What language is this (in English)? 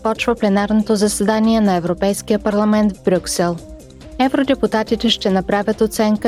Bulgarian